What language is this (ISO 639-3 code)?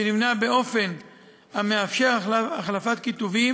heb